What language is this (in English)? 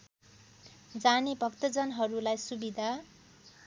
Nepali